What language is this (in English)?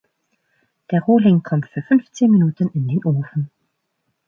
German